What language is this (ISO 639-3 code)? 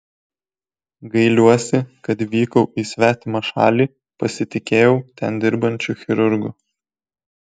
lit